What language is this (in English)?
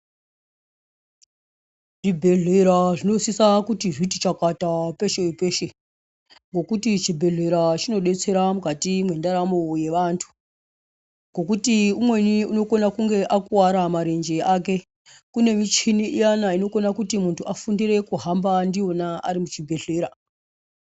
Ndau